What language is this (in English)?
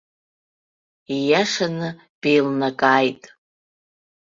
Abkhazian